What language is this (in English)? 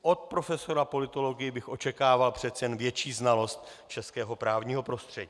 Czech